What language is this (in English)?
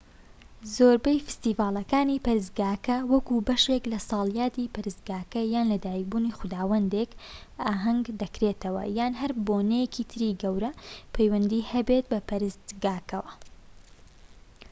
Central Kurdish